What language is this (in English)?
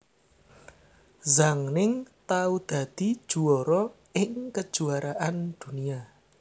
Javanese